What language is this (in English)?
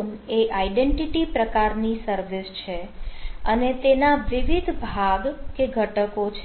Gujarati